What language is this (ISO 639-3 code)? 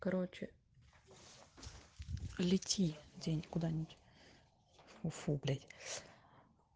rus